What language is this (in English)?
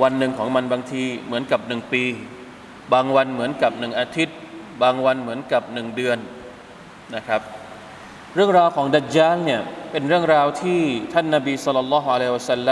Thai